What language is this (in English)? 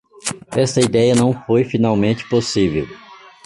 Portuguese